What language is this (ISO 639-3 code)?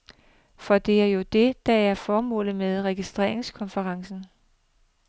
dan